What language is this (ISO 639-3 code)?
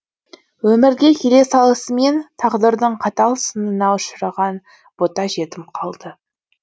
kaz